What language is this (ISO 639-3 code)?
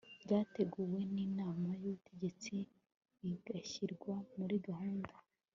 kin